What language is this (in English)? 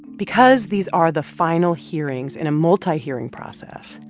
English